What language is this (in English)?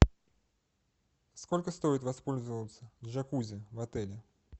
Russian